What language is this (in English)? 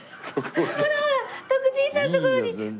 Japanese